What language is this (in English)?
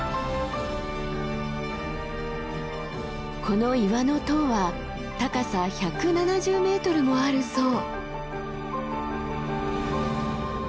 Japanese